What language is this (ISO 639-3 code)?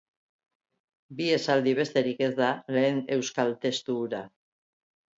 eus